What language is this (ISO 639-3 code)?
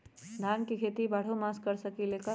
mag